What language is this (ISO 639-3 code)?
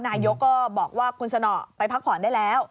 tha